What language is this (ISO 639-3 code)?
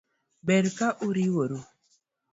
luo